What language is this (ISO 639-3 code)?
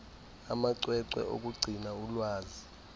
xho